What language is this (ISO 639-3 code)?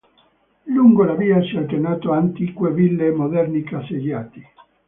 ita